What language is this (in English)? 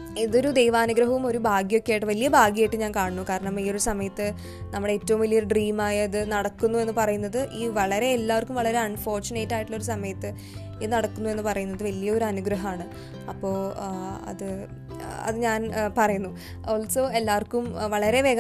Malayalam